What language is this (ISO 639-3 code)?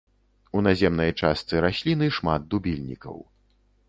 bel